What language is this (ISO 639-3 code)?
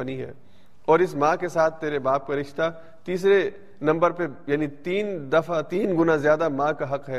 urd